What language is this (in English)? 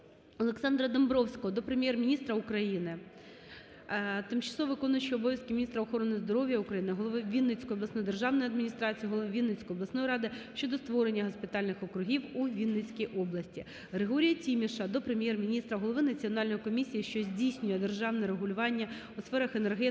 Ukrainian